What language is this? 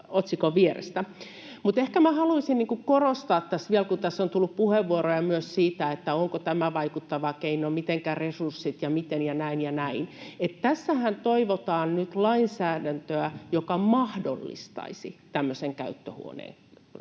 Finnish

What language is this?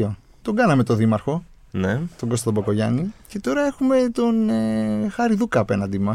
Greek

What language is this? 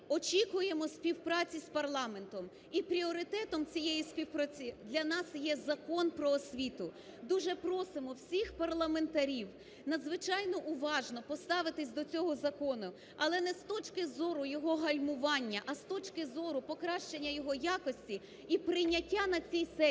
Ukrainian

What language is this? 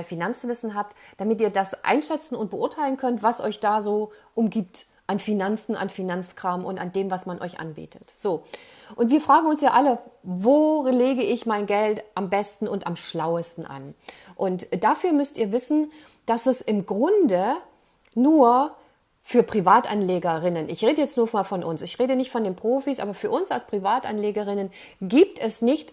German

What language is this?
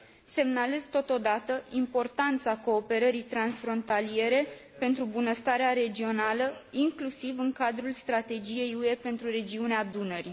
Romanian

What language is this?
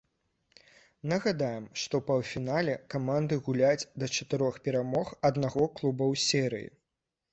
Belarusian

